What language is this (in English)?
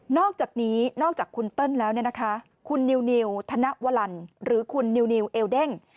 Thai